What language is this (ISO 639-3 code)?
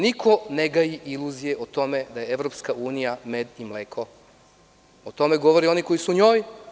srp